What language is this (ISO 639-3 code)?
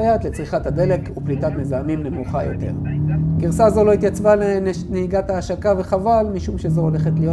heb